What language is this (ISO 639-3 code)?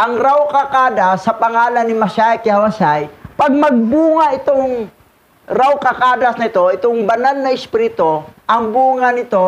fil